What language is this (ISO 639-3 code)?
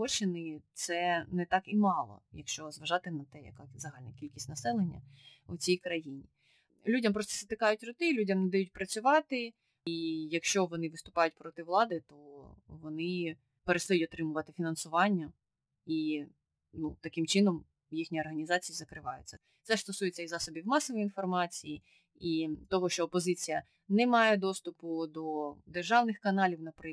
ukr